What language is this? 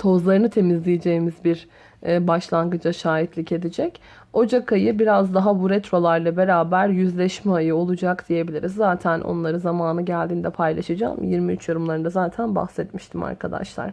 Turkish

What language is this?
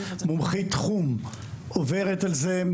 Hebrew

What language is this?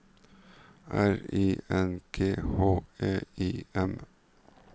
Norwegian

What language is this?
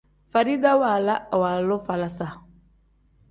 Tem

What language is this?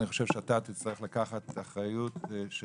Hebrew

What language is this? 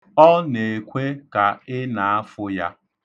Igbo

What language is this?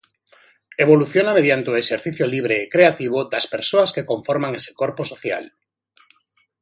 Galician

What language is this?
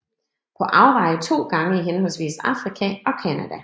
Danish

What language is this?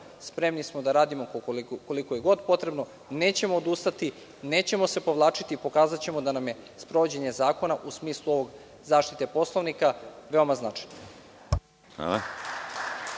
Serbian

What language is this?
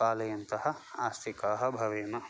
Sanskrit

